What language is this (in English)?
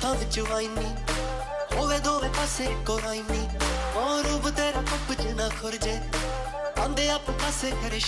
Punjabi